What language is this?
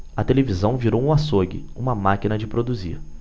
Portuguese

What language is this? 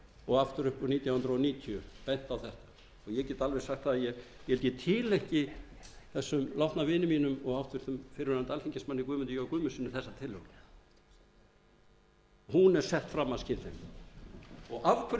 Icelandic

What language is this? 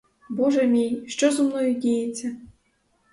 Ukrainian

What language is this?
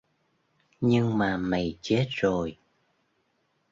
Vietnamese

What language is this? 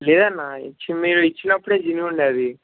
Telugu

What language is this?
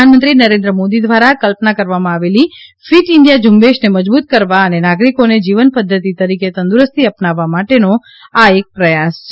Gujarati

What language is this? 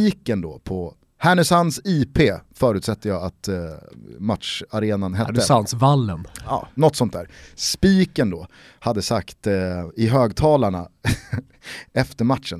Swedish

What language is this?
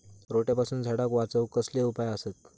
Marathi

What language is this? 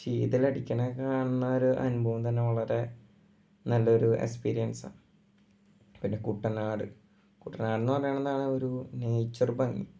Malayalam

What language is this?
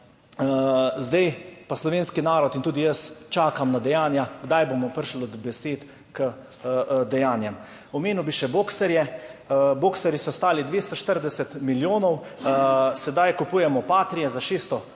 Slovenian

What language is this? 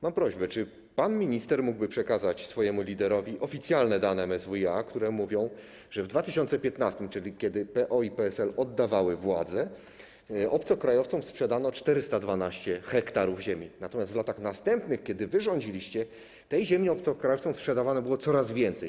Polish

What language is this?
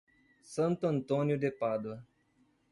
Portuguese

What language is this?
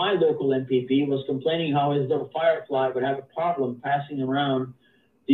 English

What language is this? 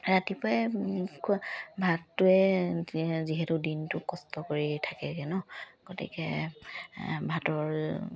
Assamese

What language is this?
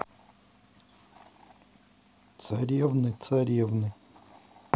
Russian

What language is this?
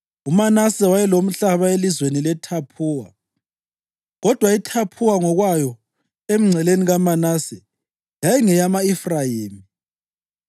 North Ndebele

